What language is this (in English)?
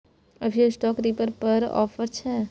Maithili